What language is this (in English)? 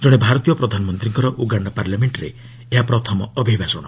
Odia